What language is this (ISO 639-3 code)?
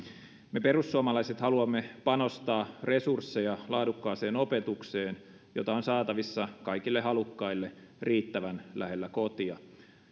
fin